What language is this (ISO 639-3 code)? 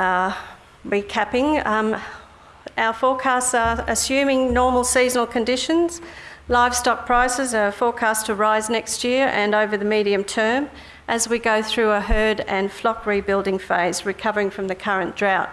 eng